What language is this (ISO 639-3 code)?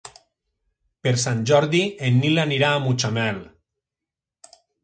cat